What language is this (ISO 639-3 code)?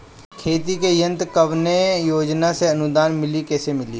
bho